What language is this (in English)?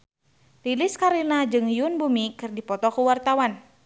Sundanese